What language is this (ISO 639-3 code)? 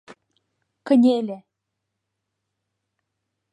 chm